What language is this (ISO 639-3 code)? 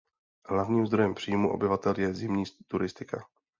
ces